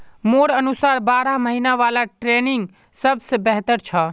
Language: Magahi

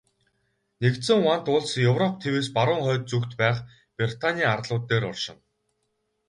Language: Mongolian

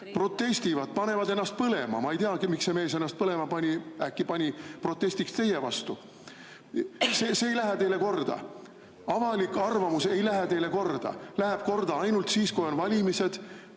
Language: Estonian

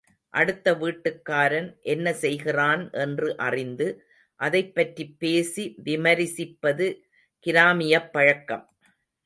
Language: Tamil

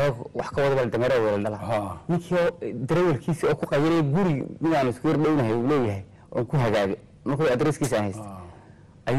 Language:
Arabic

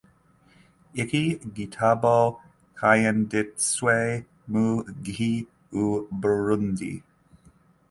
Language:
Kinyarwanda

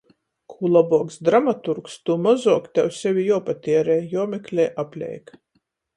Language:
Latgalian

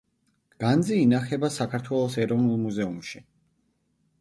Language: Georgian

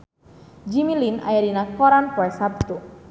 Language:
Sundanese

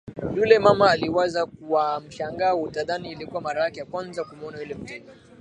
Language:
Swahili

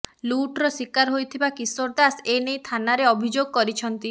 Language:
Odia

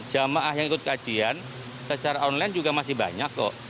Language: Indonesian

